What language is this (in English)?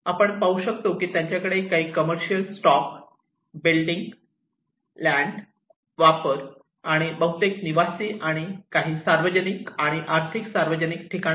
Marathi